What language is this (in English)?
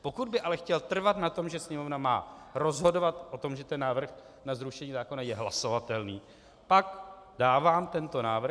Czech